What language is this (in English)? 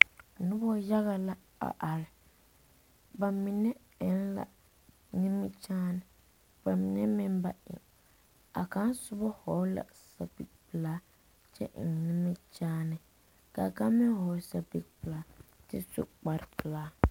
Southern Dagaare